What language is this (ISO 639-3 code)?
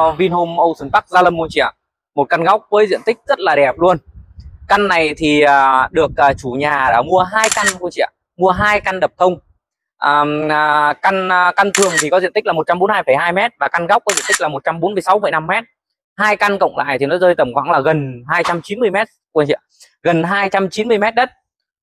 vie